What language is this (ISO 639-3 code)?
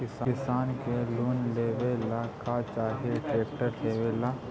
mag